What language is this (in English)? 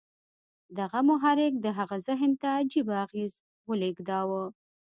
Pashto